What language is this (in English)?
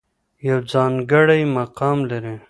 Pashto